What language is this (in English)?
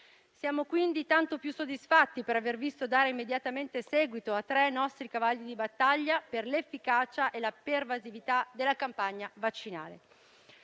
Italian